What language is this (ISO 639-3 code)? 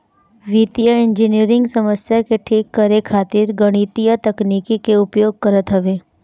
bho